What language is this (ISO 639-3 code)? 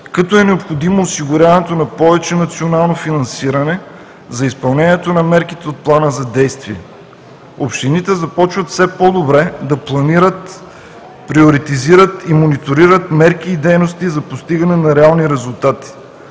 bul